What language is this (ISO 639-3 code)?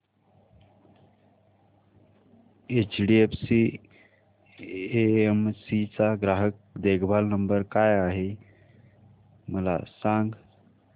mar